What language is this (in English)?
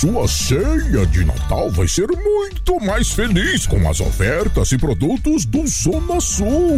Portuguese